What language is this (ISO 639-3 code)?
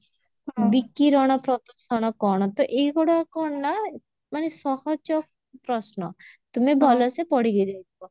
ori